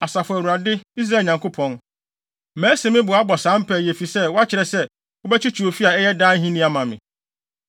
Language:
Akan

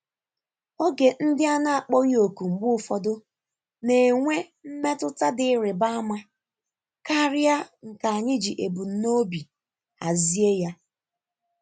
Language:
Igbo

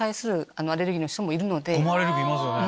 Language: Japanese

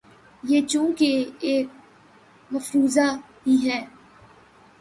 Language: Urdu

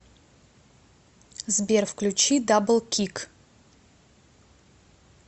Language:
Russian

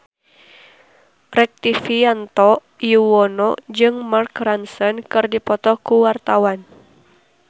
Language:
Sundanese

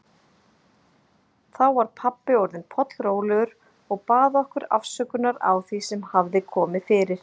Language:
Icelandic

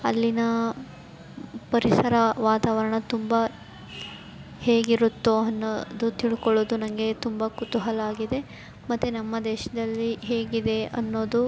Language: Kannada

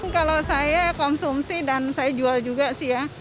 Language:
Indonesian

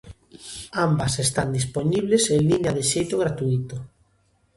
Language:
Galician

